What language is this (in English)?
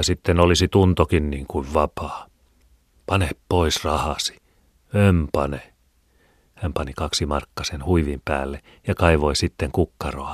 Finnish